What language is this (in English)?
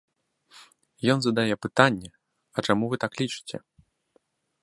Belarusian